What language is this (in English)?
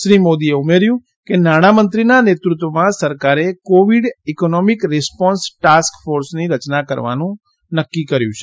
Gujarati